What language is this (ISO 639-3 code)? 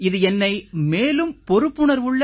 tam